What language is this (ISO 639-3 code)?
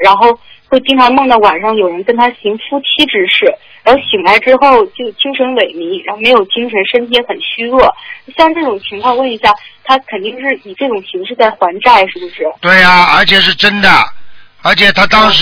zho